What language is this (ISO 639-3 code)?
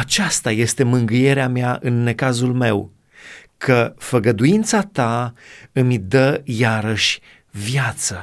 ron